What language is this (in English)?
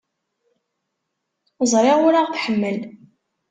Kabyle